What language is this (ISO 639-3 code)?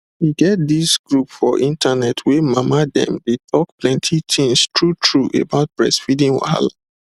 pcm